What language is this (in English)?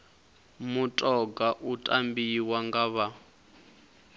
Venda